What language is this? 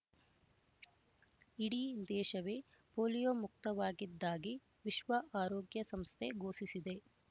Kannada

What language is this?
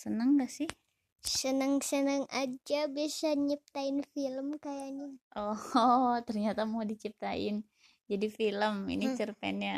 Indonesian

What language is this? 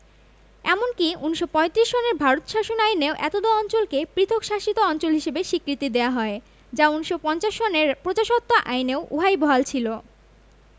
Bangla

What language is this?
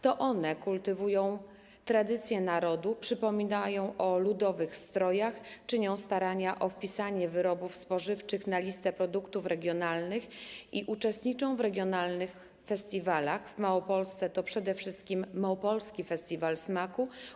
Polish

